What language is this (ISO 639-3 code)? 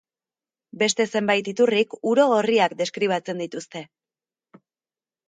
eus